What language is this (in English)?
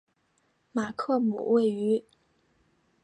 Chinese